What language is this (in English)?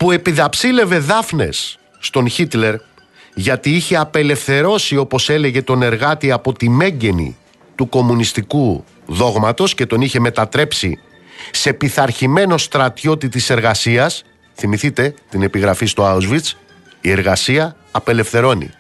Greek